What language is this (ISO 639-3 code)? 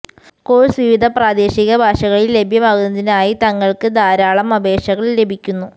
mal